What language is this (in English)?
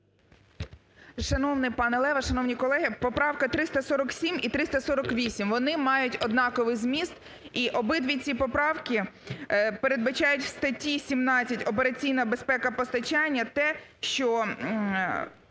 Ukrainian